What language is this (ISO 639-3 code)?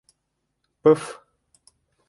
bak